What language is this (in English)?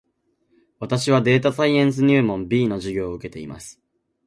Japanese